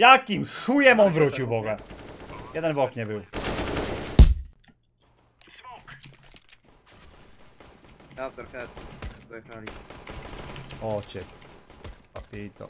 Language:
Polish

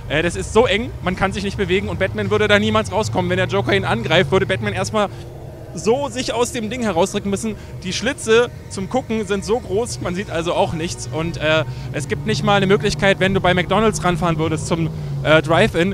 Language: German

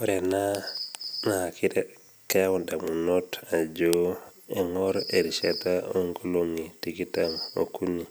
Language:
Masai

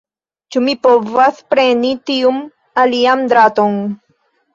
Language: Esperanto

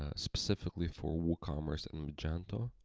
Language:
English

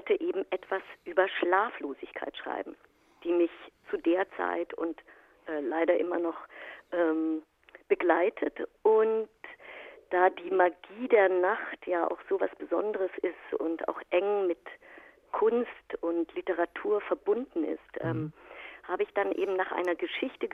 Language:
German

